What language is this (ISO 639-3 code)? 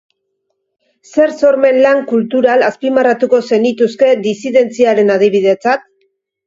eus